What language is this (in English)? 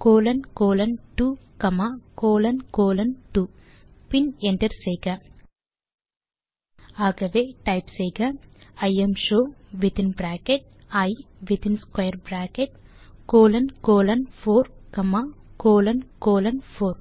Tamil